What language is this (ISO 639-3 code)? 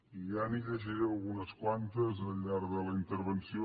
cat